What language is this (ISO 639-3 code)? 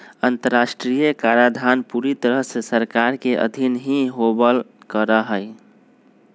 mag